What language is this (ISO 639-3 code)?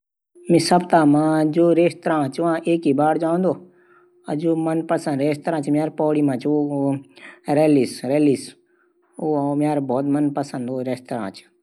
gbm